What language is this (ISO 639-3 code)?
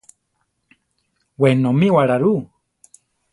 tar